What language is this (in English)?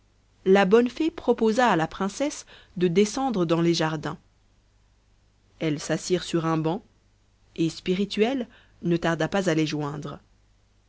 French